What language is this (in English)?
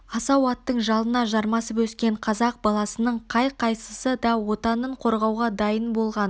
Kazakh